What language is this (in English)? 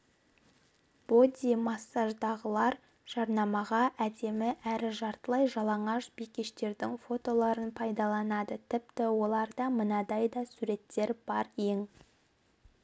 Kazakh